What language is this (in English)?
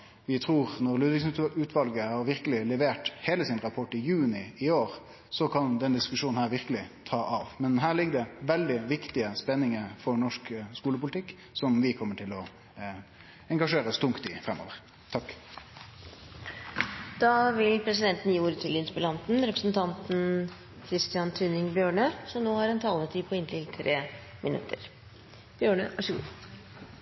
Norwegian